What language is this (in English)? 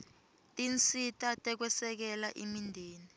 Swati